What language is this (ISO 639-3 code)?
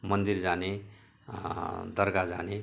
nep